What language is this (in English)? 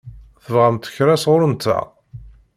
Kabyle